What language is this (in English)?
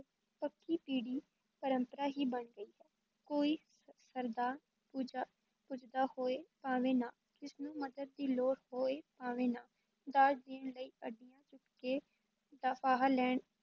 Punjabi